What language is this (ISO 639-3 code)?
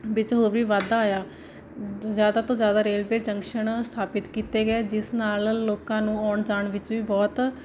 pan